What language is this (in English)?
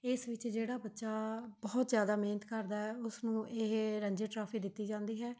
Punjabi